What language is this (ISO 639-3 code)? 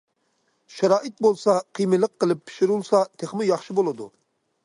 uig